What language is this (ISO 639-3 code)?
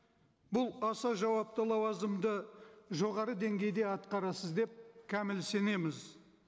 kaz